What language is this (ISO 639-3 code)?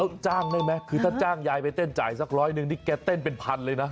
tha